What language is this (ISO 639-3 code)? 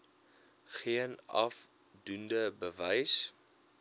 afr